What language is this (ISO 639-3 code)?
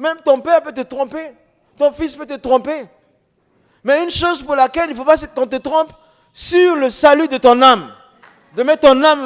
fra